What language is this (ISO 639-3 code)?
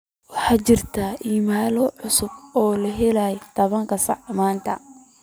som